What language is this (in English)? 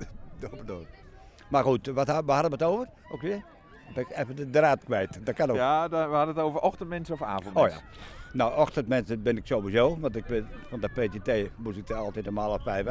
Dutch